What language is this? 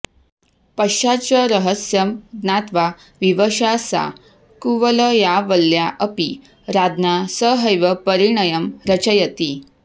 Sanskrit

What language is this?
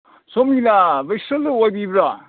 Manipuri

